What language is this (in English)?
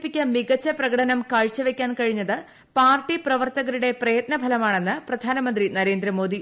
Malayalam